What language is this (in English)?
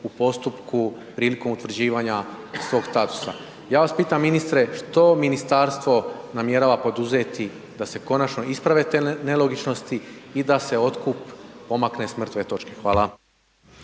Croatian